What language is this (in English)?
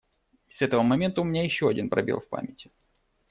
Russian